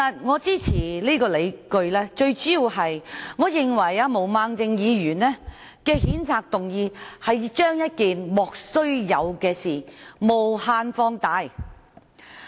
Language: Cantonese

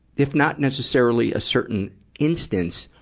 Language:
English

